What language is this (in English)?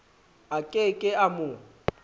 Southern Sotho